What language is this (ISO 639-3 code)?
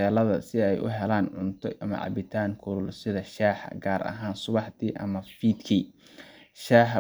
som